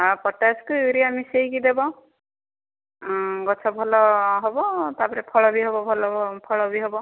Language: Odia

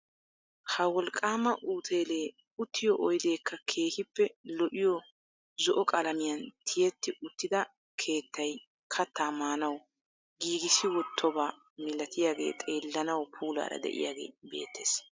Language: Wolaytta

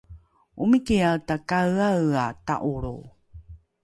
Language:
Rukai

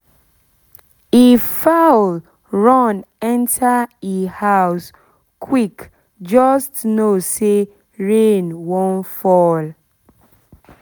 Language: Nigerian Pidgin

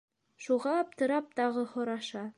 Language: Bashkir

